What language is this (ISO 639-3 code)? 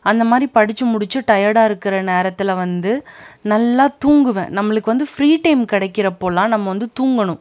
tam